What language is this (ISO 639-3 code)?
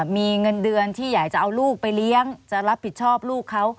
tha